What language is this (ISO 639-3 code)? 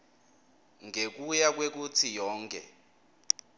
ssw